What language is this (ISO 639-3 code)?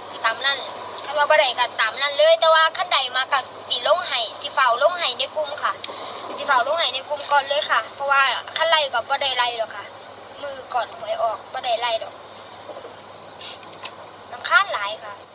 tha